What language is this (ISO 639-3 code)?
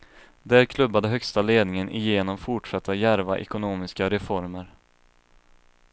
swe